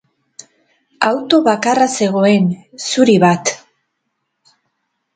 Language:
Basque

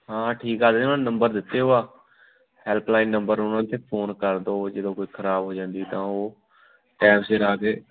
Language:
Punjabi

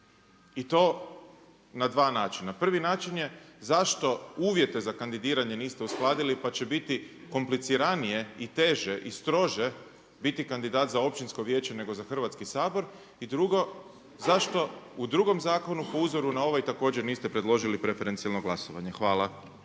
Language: Croatian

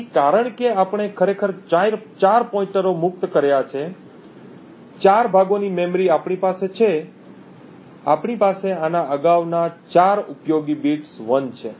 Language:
Gujarati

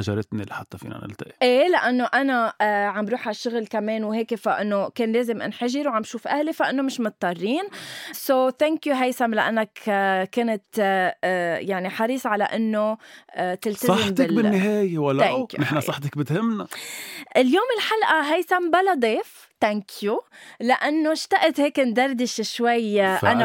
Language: Arabic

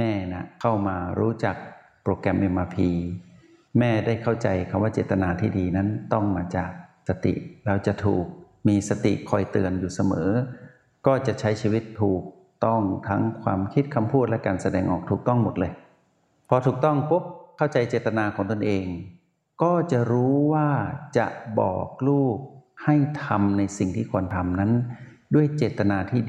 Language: Thai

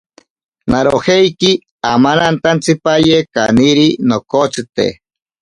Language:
Ashéninka Perené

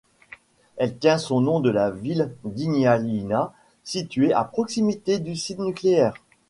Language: French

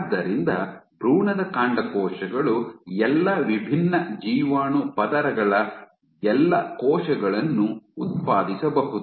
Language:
Kannada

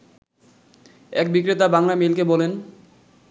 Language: Bangla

